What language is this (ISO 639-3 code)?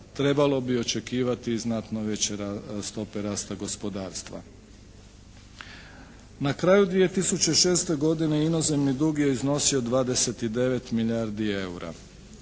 hrv